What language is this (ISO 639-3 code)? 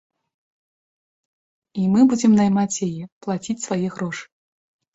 bel